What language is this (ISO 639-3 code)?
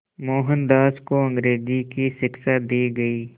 hin